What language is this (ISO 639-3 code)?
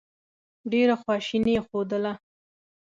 pus